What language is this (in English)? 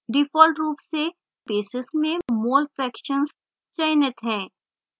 Hindi